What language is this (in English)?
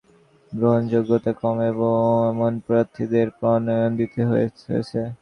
Bangla